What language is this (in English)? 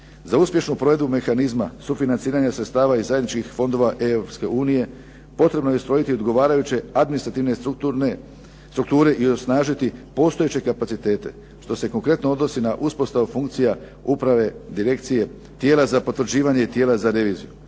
Croatian